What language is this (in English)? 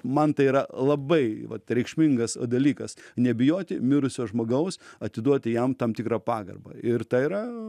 Lithuanian